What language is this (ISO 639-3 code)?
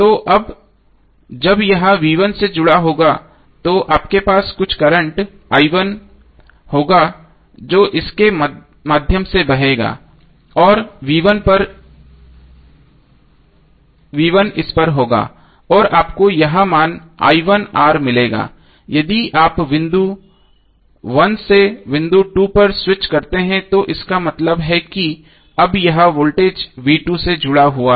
hin